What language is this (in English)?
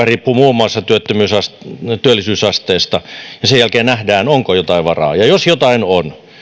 Finnish